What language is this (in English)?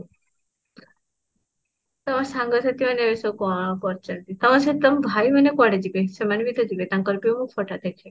Odia